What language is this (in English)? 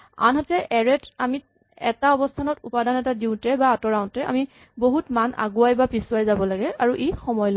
Assamese